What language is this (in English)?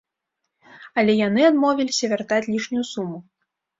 Belarusian